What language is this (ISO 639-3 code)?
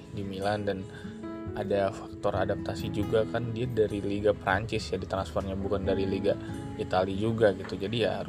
ind